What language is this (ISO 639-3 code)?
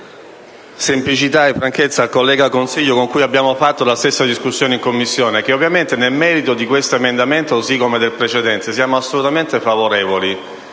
ita